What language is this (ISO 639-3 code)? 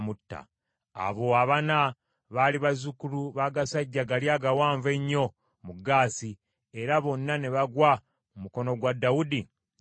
lug